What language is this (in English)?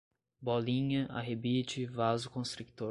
Portuguese